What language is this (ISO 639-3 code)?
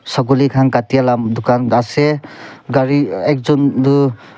nag